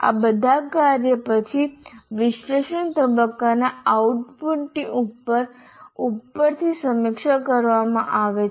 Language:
Gujarati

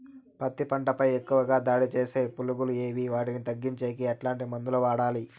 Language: Telugu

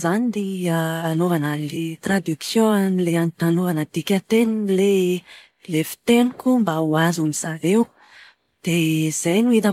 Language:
Malagasy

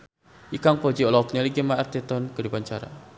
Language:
Sundanese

